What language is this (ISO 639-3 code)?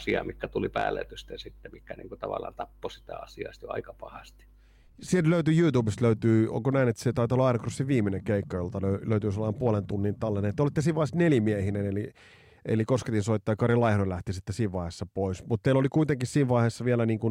fin